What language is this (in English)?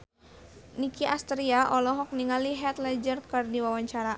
Sundanese